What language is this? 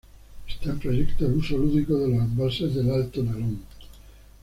Spanish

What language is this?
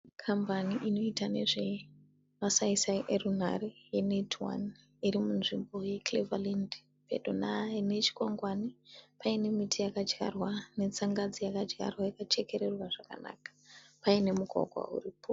Shona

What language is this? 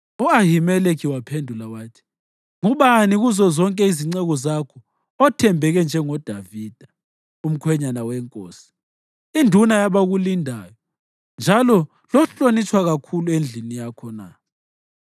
North Ndebele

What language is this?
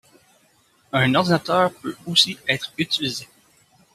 French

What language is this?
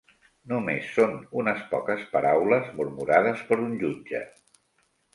Catalan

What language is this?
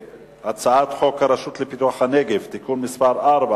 Hebrew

